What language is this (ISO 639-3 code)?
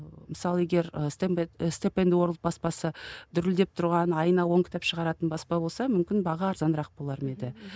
kaz